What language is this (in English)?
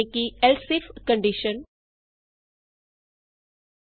Punjabi